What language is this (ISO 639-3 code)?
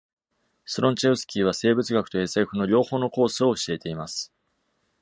jpn